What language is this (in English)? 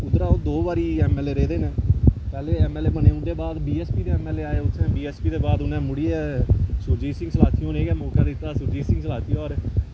Dogri